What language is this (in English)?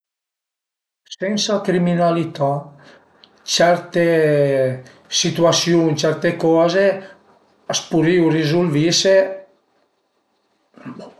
Piedmontese